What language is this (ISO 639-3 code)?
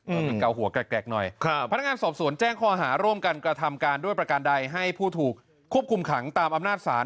tha